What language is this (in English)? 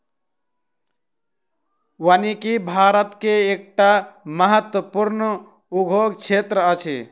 Maithili